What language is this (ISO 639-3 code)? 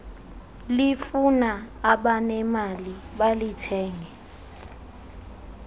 xho